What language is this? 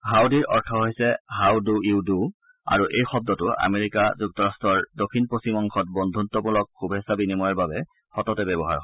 Assamese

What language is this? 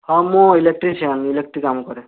Odia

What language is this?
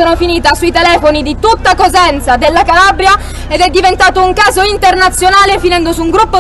Italian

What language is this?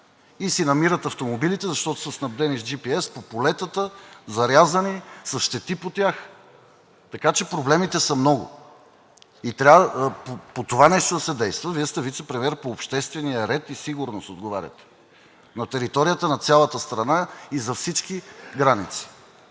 Bulgarian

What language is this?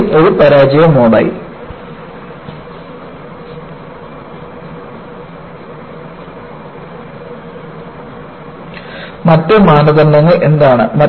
Malayalam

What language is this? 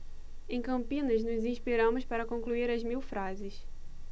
Portuguese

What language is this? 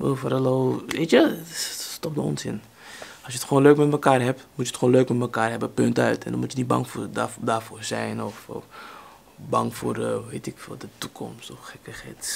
Dutch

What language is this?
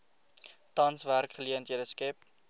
Afrikaans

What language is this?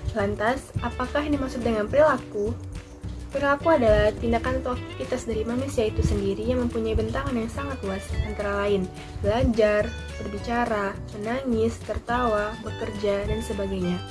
Indonesian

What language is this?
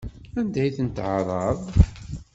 Kabyle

